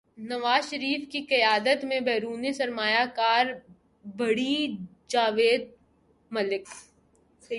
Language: Urdu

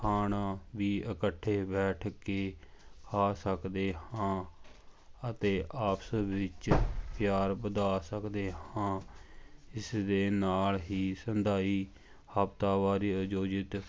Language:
Punjabi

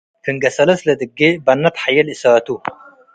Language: Tigre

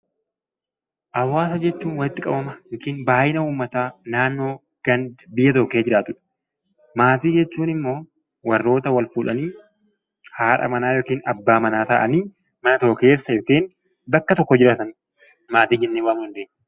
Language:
Oromo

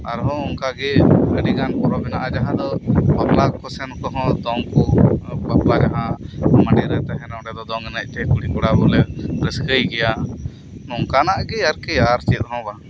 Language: Santali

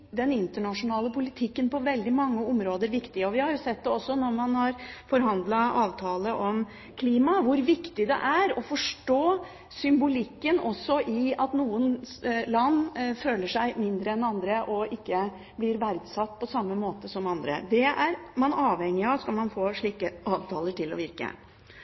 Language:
Norwegian Bokmål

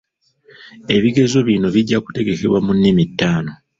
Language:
Ganda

